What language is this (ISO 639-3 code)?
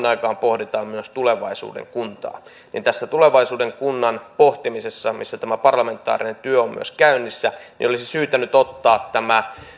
fin